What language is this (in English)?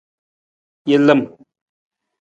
Nawdm